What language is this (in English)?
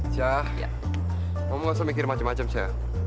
Indonesian